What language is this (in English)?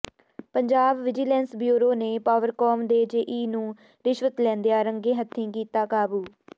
Punjabi